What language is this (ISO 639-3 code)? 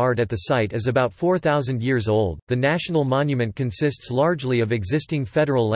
eng